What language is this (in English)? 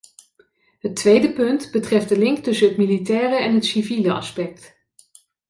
Dutch